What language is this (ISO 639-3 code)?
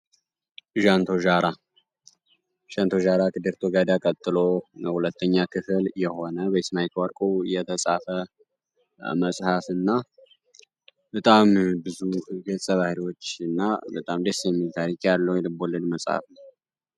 amh